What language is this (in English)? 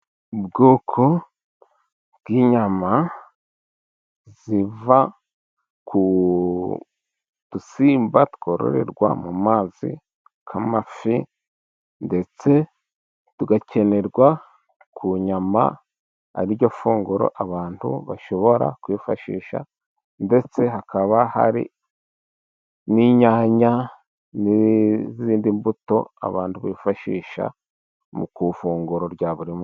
Kinyarwanda